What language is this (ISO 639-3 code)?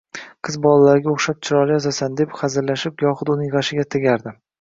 uzb